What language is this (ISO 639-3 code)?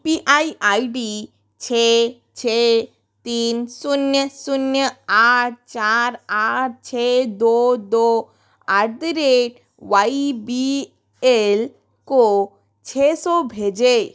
hin